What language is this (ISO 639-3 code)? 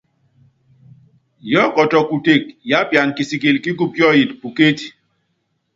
yav